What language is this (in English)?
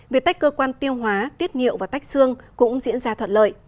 Vietnamese